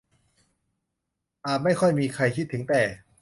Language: Thai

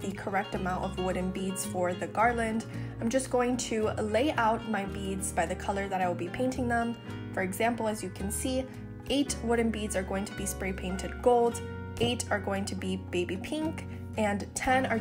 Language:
English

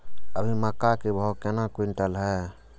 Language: Maithili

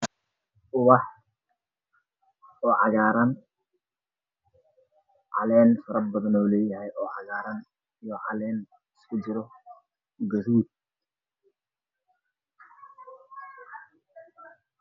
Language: Somali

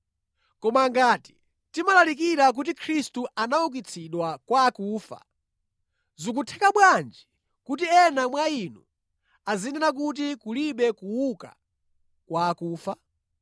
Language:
Nyanja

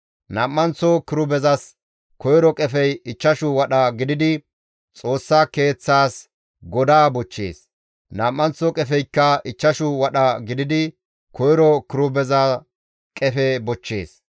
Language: Gamo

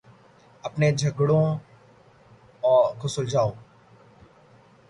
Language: Urdu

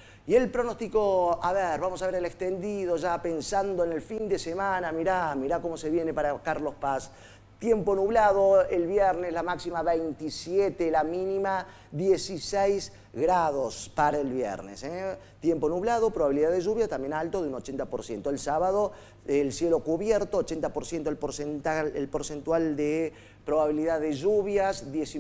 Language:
Spanish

